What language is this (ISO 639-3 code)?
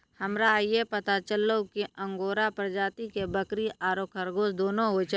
mai